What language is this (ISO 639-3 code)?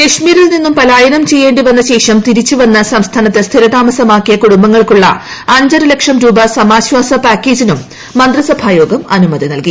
mal